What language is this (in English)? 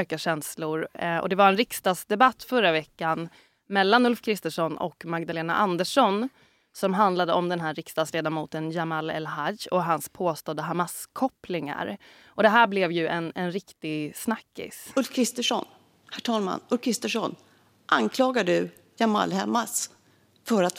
Swedish